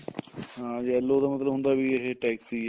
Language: Punjabi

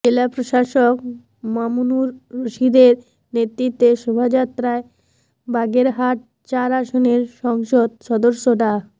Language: Bangla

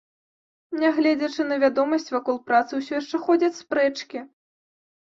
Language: Belarusian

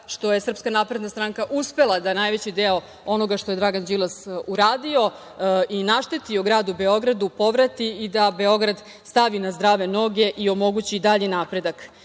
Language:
Serbian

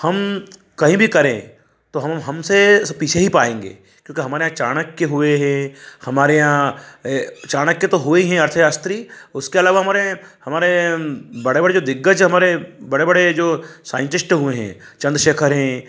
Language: Hindi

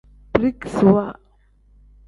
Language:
Tem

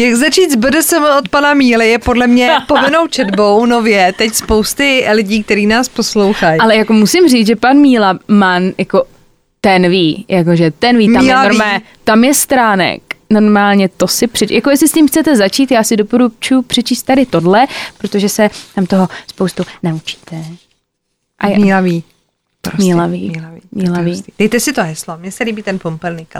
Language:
Czech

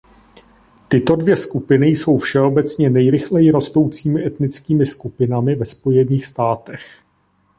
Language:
Czech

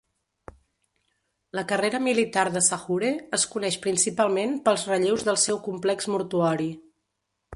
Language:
Catalan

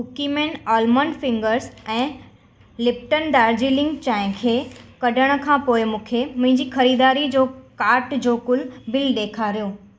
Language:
Sindhi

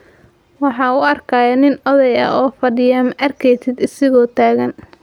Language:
Somali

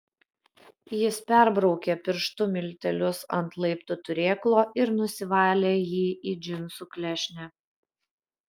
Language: Lithuanian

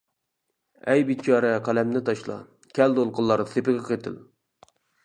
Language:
Uyghur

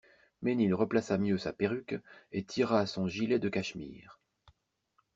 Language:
French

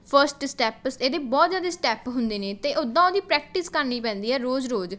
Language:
Punjabi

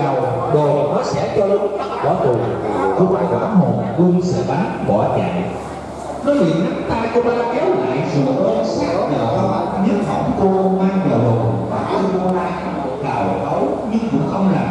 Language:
Vietnamese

